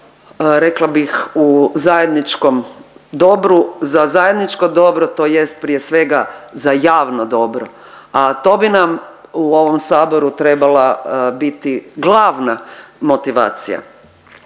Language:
Croatian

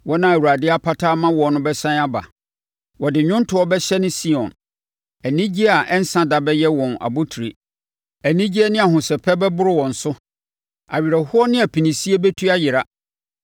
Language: Akan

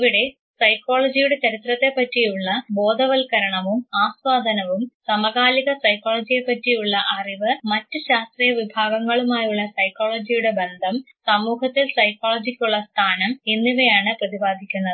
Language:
Malayalam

